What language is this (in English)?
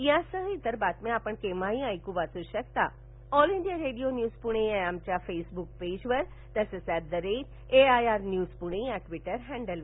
Marathi